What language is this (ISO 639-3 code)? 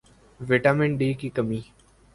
urd